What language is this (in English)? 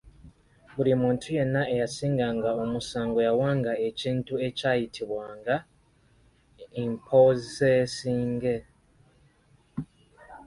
Ganda